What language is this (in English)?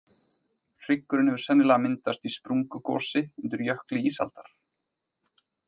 Icelandic